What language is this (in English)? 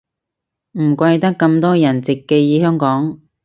Cantonese